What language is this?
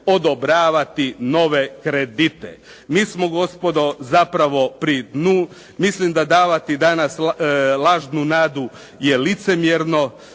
Croatian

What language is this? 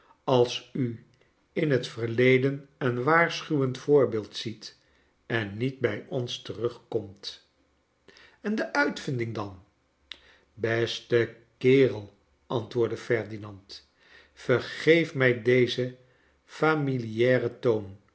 Dutch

